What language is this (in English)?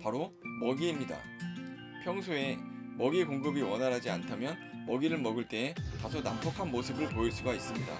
Korean